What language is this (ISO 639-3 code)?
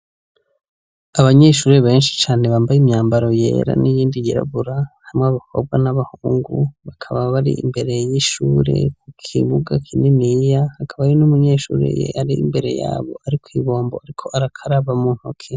run